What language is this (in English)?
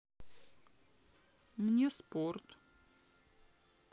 Russian